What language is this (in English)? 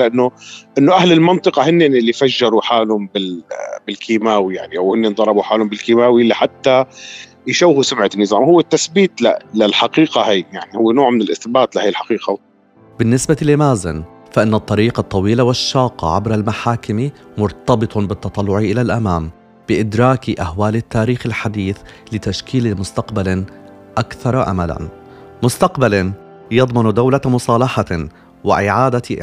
Arabic